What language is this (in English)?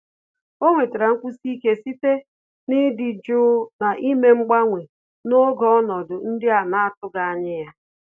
Igbo